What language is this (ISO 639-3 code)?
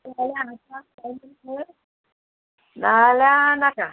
kok